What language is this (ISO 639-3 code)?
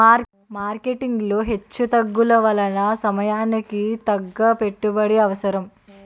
tel